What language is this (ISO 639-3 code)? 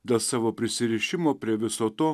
lit